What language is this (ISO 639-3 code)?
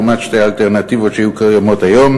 heb